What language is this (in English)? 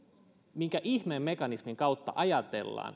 Finnish